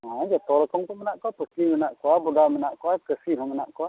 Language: Santali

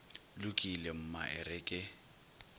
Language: Northern Sotho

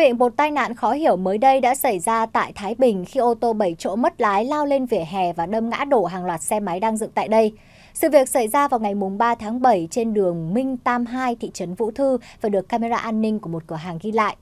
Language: Vietnamese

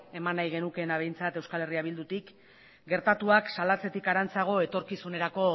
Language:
Basque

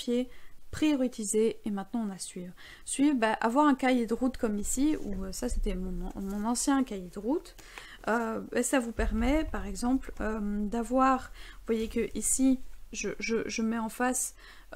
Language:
French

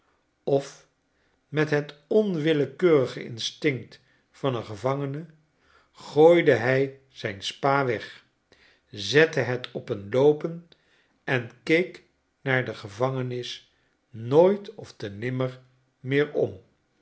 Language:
Dutch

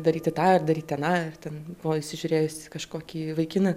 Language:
Lithuanian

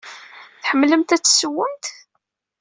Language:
Kabyle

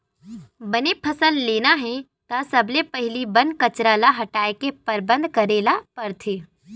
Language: Chhattisgarhi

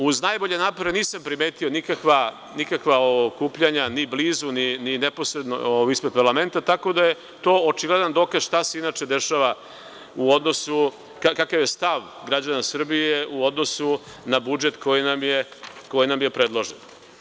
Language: Serbian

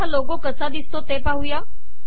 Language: Marathi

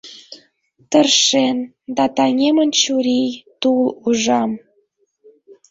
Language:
Mari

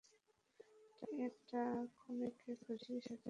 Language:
Bangla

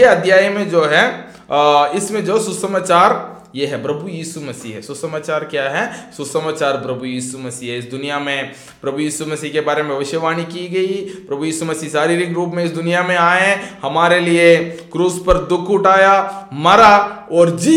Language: Hindi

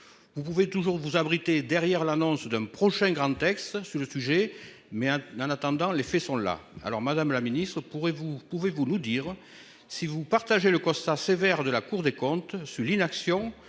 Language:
French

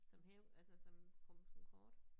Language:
Danish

